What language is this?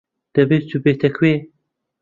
Central Kurdish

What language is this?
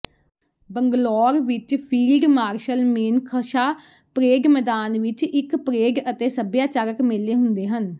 Punjabi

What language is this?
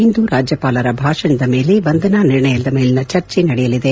Kannada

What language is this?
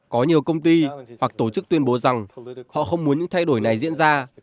Vietnamese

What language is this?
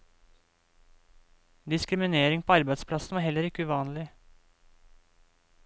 Norwegian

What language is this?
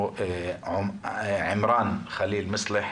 Hebrew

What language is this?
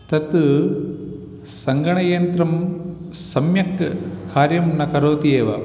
Sanskrit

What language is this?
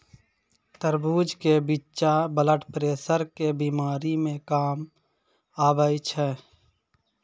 Maithili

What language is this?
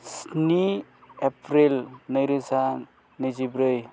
Bodo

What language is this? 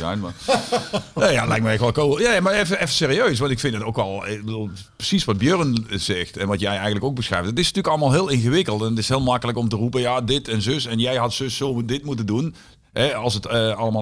Dutch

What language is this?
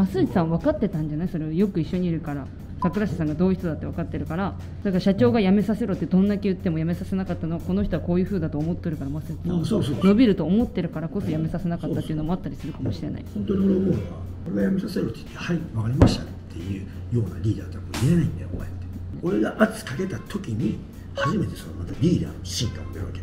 Japanese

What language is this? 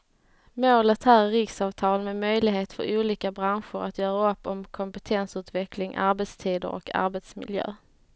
Swedish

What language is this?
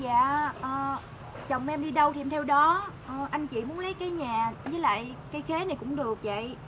Vietnamese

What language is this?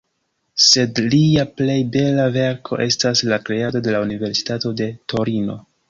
Esperanto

